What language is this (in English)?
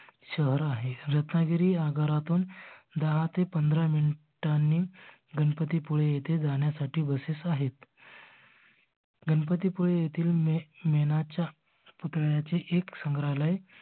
Marathi